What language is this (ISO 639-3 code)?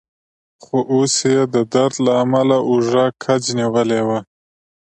pus